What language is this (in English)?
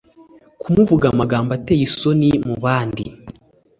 Kinyarwanda